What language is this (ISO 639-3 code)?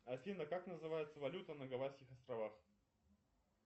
rus